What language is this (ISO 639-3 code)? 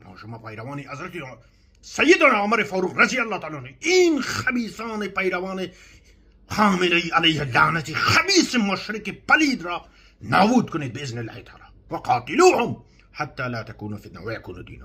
fas